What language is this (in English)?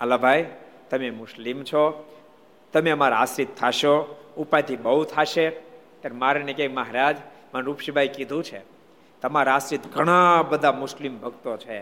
Gujarati